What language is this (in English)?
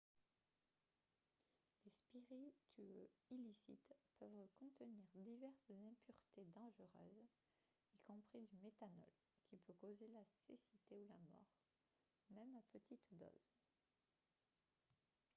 French